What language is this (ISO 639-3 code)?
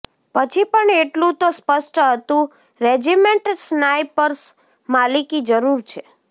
guj